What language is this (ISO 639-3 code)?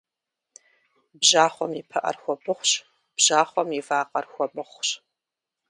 kbd